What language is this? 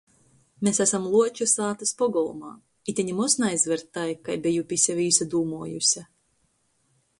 Latgalian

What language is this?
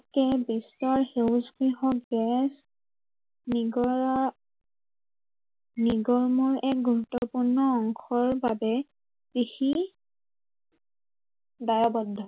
Assamese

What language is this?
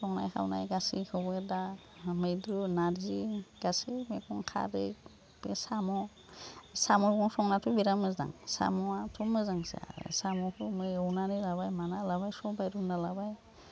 Bodo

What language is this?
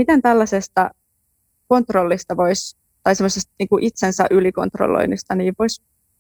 Finnish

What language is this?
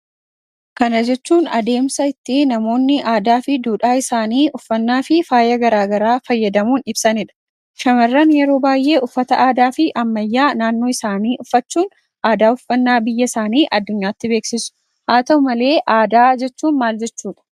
Oromo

